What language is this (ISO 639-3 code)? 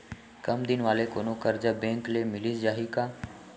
hne